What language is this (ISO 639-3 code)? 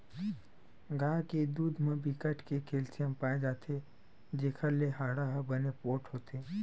hne